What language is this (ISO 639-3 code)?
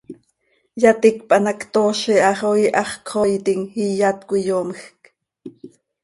sei